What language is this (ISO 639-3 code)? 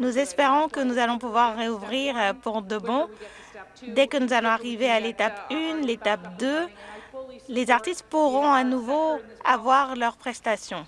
fra